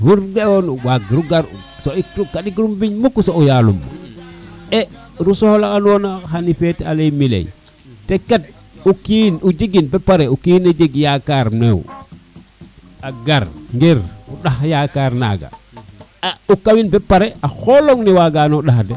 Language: Serer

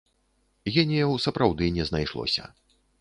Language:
Belarusian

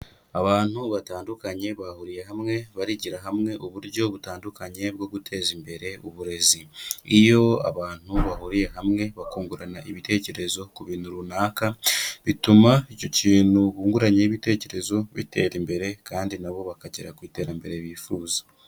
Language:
Kinyarwanda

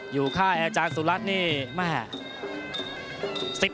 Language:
Thai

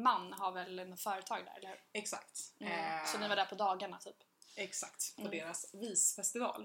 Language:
Swedish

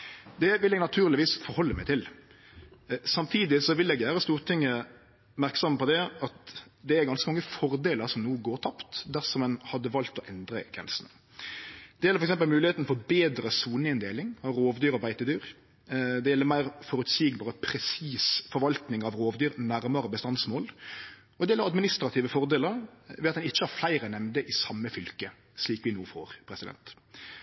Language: Norwegian Nynorsk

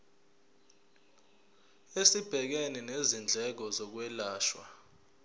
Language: Zulu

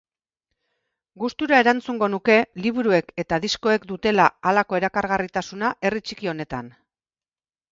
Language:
Basque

